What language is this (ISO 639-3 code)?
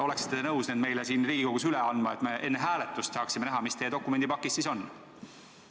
est